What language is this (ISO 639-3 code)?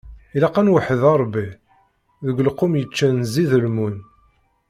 kab